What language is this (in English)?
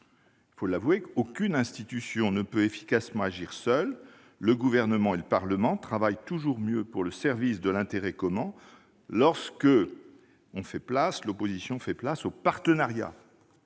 French